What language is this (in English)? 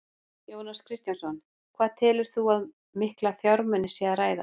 Icelandic